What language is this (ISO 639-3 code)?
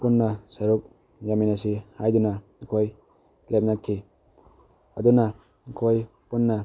mni